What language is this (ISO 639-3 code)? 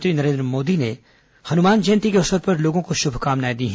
hin